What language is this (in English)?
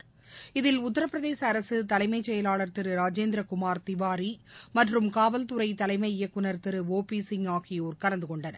Tamil